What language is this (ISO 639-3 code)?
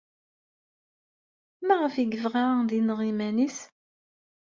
kab